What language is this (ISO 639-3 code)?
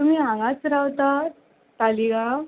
kok